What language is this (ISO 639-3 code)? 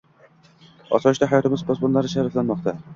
uzb